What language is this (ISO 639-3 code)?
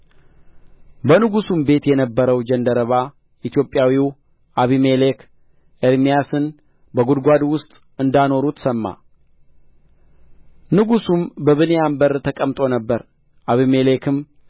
amh